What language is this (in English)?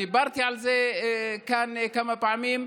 Hebrew